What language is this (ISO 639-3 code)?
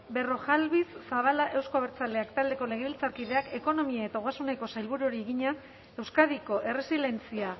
eus